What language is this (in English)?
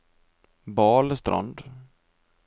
Norwegian